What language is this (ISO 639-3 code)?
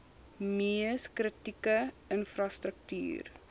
afr